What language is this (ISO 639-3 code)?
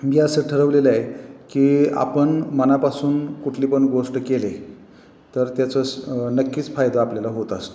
mar